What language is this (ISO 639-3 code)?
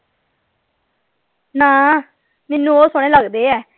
pan